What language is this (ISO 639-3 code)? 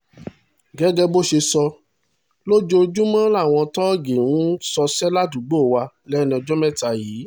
yor